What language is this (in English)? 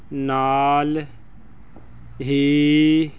Punjabi